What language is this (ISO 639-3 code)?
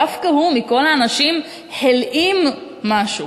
heb